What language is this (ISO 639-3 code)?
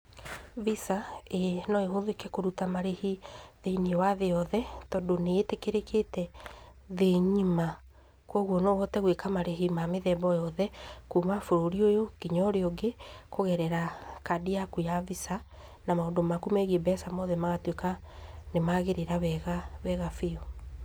kik